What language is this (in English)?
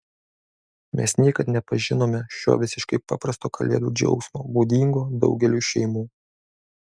Lithuanian